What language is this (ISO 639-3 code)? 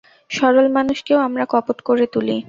ben